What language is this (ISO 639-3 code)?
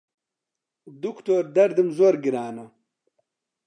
ckb